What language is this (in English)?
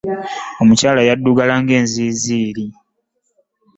Ganda